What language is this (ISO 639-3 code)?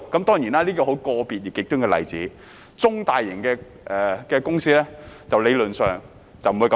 yue